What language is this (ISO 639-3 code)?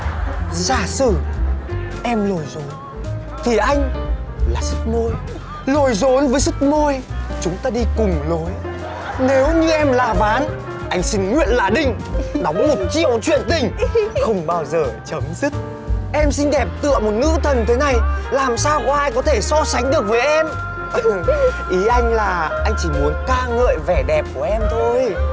vie